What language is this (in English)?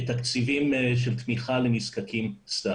Hebrew